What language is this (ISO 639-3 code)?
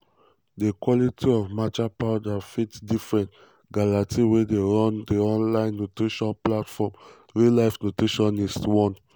pcm